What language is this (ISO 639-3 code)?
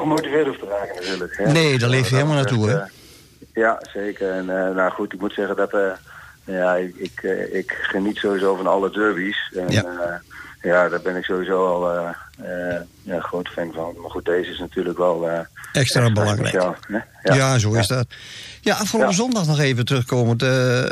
nld